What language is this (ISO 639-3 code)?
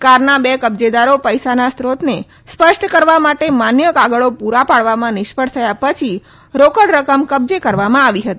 guj